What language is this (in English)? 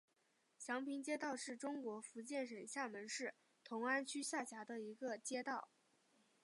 Chinese